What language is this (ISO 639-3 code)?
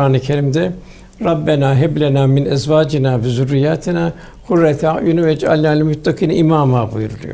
tur